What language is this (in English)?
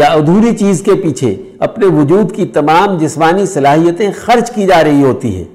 Urdu